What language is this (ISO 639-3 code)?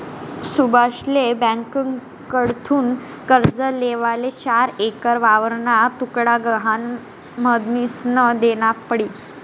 mar